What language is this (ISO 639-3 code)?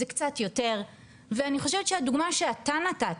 heb